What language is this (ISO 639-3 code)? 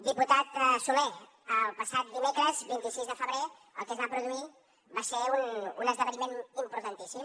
cat